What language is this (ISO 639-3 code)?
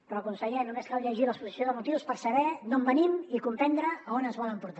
cat